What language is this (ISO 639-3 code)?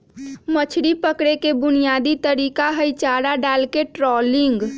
mag